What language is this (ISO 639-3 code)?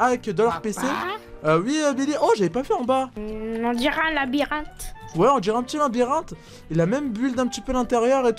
fra